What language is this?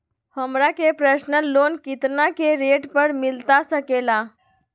Magahi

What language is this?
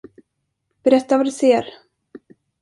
Swedish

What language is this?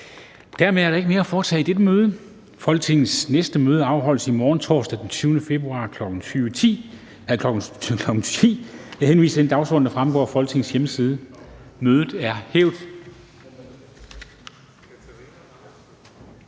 Danish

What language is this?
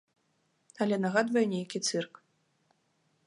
Belarusian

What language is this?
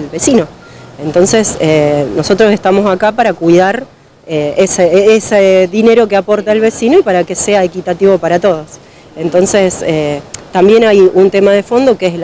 Spanish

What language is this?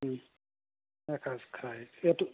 Assamese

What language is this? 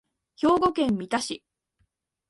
Japanese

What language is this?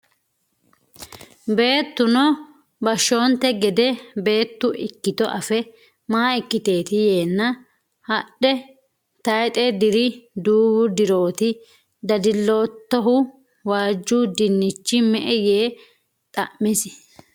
Sidamo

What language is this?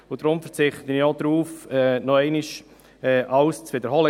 Swiss German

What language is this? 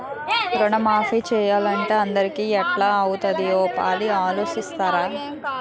Telugu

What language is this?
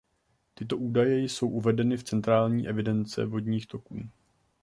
Czech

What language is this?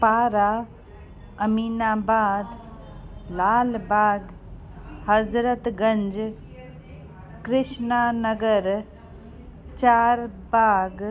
Sindhi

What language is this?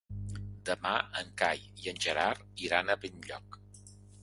Catalan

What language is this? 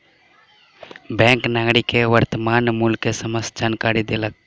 Maithili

